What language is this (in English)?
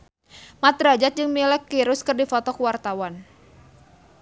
Sundanese